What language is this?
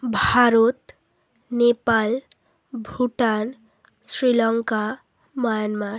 Bangla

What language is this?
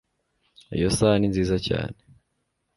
Kinyarwanda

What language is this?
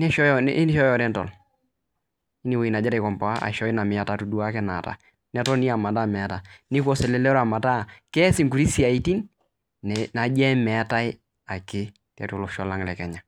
Masai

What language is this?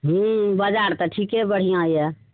Maithili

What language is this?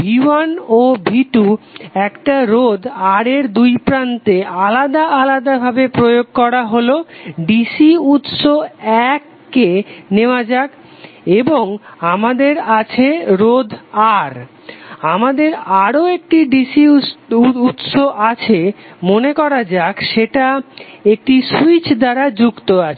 Bangla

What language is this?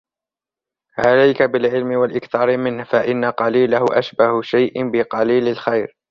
Arabic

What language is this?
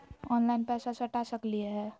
Magahi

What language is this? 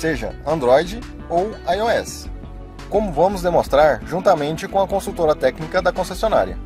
Portuguese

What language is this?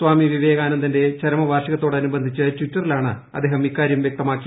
Malayalam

